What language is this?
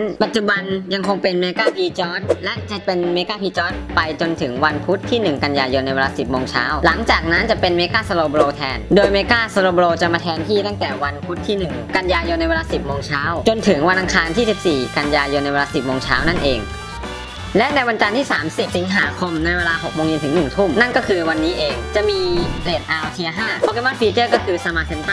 Thai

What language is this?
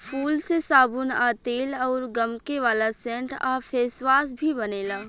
Bhojpuri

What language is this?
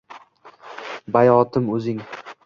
Uzbek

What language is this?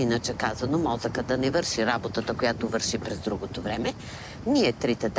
Bulgarian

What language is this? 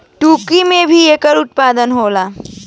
Bhojpuri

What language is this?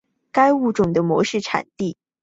Chinese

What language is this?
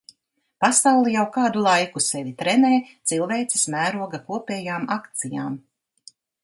Latvian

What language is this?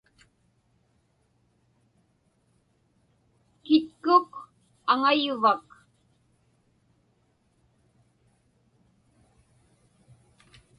Inupiaq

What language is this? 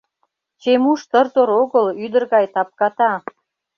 Mari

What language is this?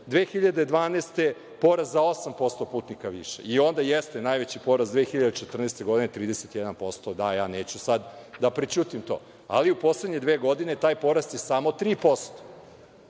Serbian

